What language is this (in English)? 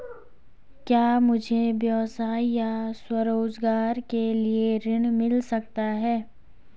Hindi